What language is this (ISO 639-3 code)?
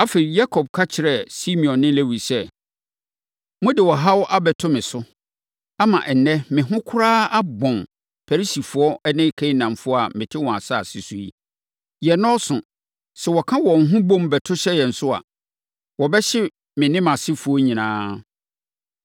aka